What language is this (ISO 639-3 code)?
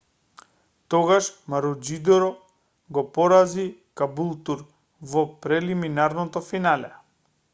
mkd